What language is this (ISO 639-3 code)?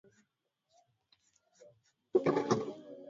swa